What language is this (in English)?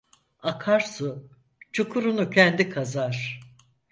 Turkish